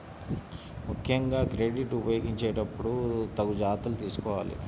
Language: Telugu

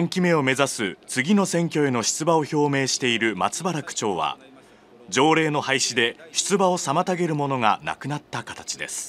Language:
Japanese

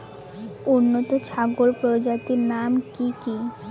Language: Bangla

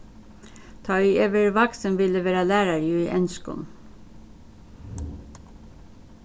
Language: Faroese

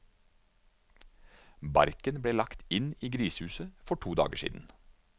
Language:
Norwegian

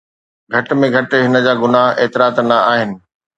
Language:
Sindhi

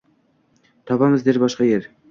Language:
Uzbek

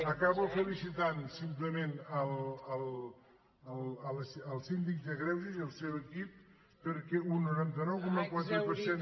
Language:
Catalan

